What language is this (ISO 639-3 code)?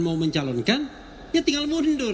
ind